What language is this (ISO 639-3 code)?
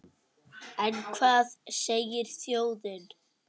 isl